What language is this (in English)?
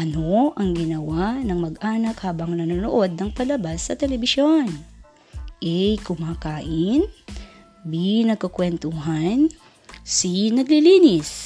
Filipino